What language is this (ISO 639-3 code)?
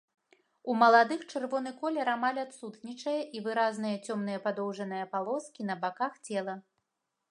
bel